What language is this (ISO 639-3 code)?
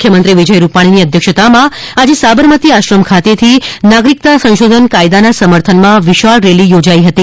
guj